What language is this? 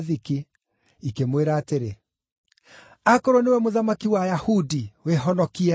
Kikuyu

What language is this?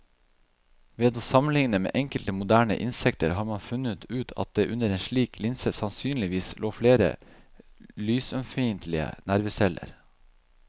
Norwegian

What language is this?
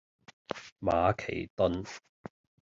Cantonese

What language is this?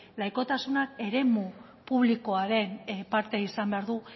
Basque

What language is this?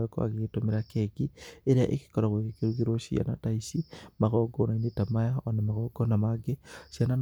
Kikuyu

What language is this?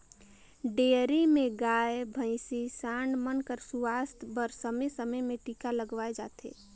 Chhattisgarhi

